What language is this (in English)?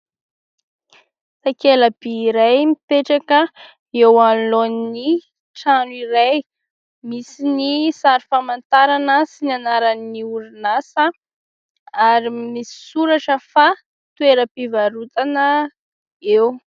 Malagasy